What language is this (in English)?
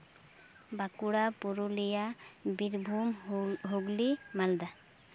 Santali